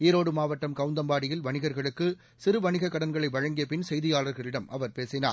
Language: Tamil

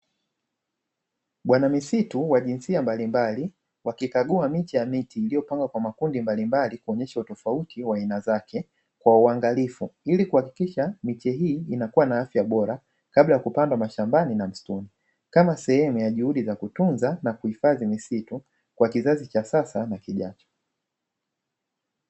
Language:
Swahili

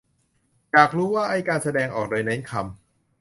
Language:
Thai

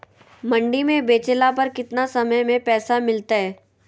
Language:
Magahi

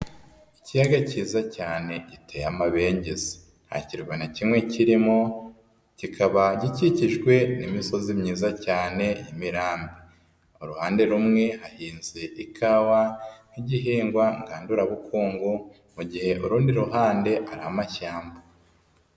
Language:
Kinyarwanda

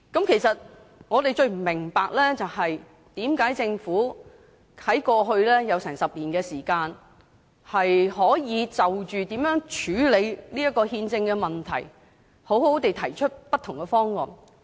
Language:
Cantonese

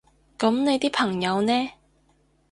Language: Cantonese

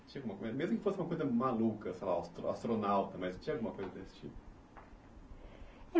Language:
Portuguese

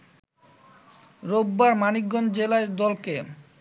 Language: Bangla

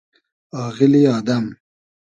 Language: Hazaragi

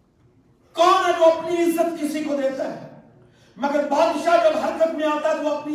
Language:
Urdu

